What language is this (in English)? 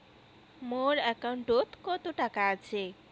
Bangla